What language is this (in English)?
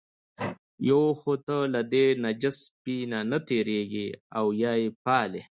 Pashto